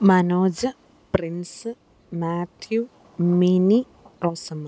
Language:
Malayalam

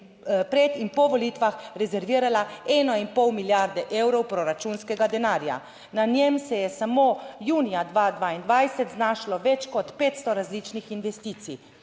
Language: Slovenian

